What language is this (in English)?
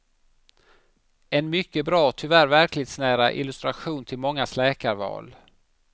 Swedish